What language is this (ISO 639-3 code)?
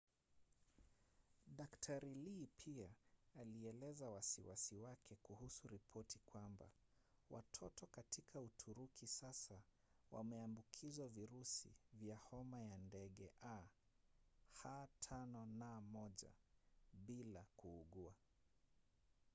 swa